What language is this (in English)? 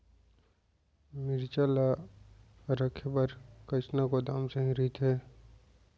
Chhattisgarhi